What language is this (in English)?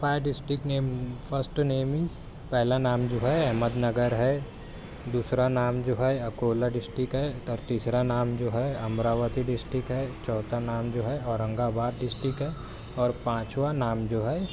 Urdu